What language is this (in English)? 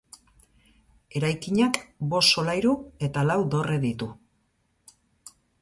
Basque